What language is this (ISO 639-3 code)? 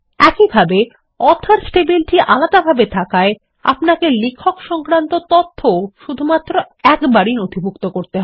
ben